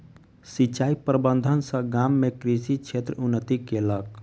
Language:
Maithili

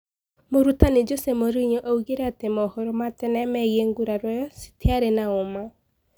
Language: Kikuyu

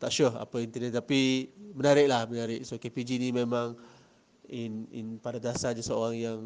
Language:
Malay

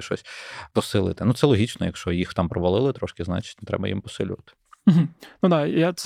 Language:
Ukrainian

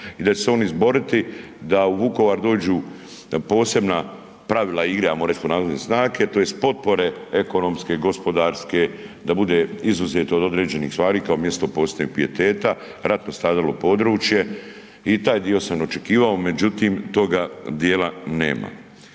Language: Croatian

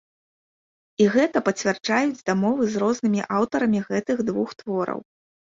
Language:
Belarusian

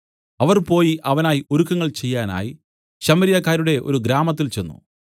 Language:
Malayalam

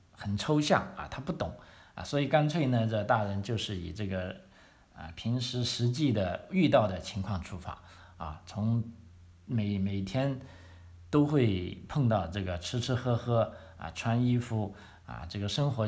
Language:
Chinese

